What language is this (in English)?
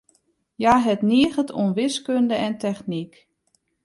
Western Frisian